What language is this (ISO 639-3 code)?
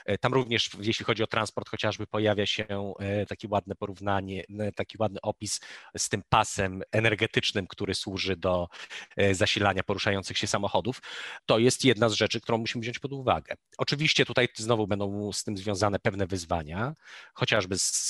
pol